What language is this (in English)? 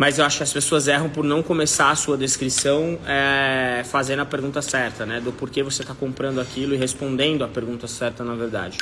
Portuguese